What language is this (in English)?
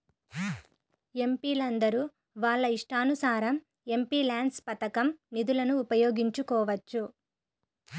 Telugu